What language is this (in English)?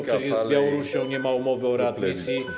Polish